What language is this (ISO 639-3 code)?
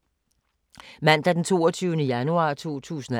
dan